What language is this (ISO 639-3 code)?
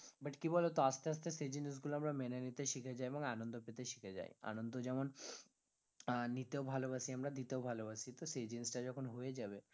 ben